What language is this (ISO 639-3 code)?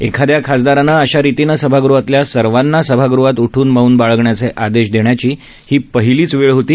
mar